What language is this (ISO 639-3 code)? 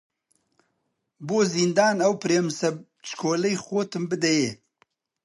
ckb